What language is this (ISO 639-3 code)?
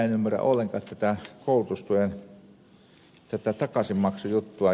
fin